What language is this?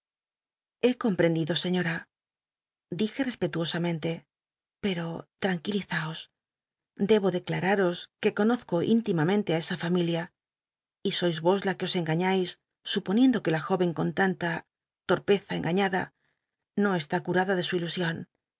Spanish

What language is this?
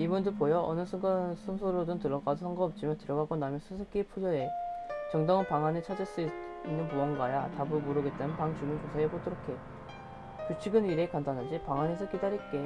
Korean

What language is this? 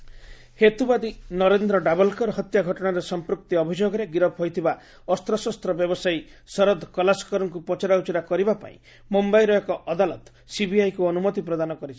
Odia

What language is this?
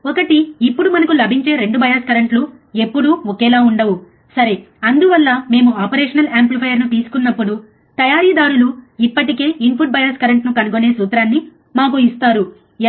Telugu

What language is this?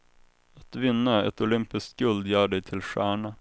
Swedish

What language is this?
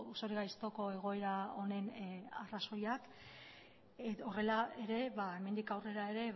Basque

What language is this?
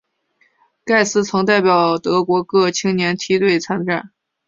Chinese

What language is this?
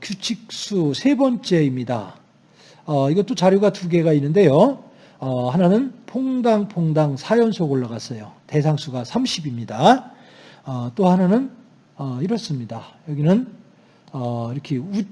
Korean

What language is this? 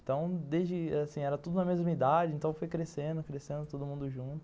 Portuguese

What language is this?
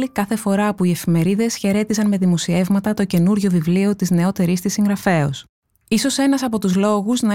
Greek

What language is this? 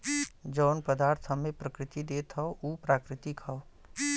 Bhojpuri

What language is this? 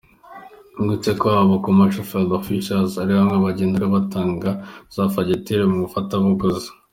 Kinyarwanda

